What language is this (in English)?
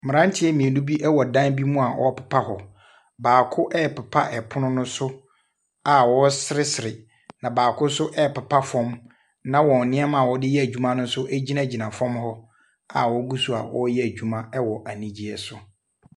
Akan